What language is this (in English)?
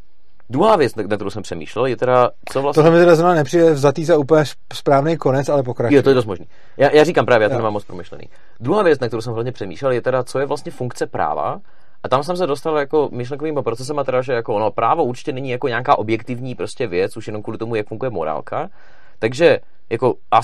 Czech